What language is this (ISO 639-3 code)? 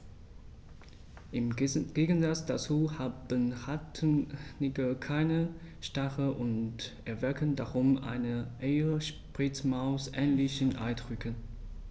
deu